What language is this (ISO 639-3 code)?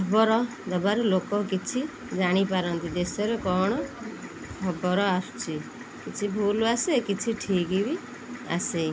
ori